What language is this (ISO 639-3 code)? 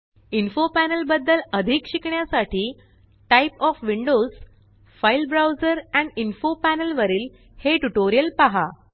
mar